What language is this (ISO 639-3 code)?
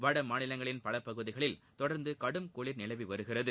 tam